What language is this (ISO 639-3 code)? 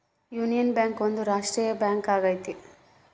kan